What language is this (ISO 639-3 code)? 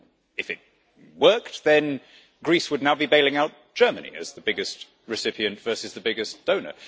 eng